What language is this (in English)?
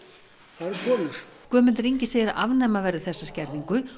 Icelandic